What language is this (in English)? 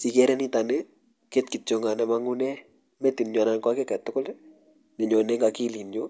Kalenjin